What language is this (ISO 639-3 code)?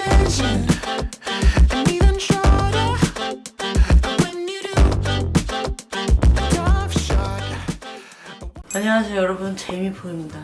kor